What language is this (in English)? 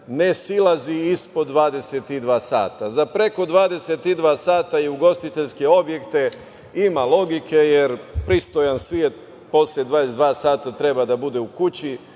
Serbian